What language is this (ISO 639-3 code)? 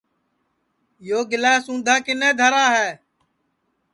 ssi